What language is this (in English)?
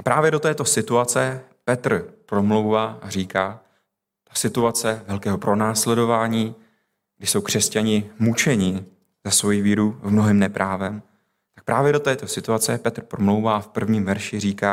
Czech